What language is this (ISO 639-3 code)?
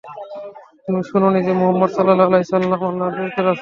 ben